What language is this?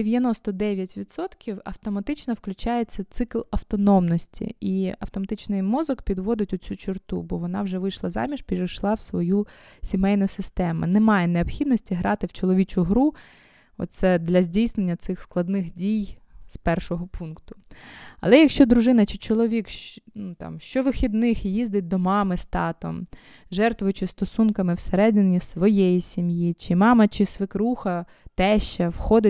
Ukrainian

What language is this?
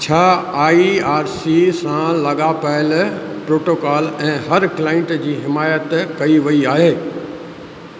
Sindhi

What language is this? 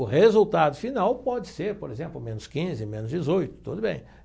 Portuguese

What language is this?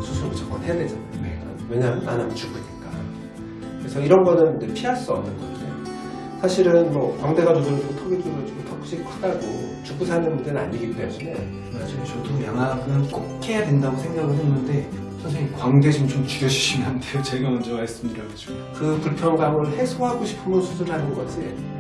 Korean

